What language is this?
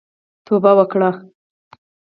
Pashto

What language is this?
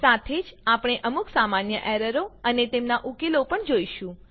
Gujarati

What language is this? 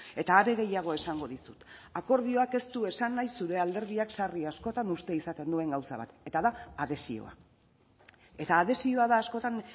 Basque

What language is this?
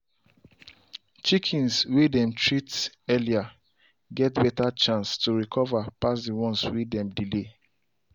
Nigerian Pidgin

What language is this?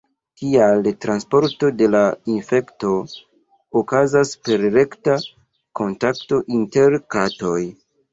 Esperanto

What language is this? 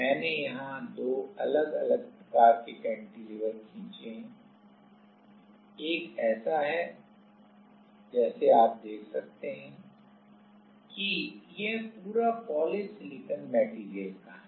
Hindi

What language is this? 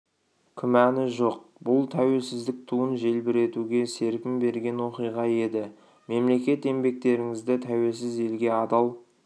Kazakh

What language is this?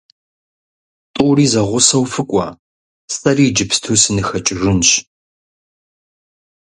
Kabardian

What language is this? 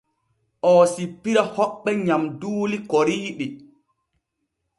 Borgu Fulfulde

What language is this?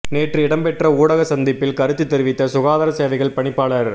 Tamil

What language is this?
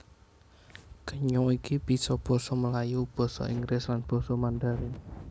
Javanese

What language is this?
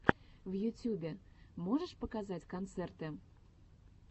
Russian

